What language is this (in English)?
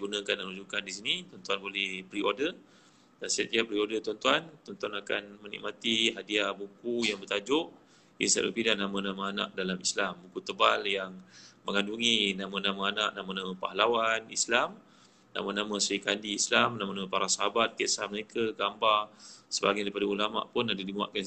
Malay